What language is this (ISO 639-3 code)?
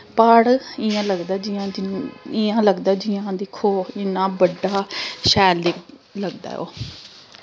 doi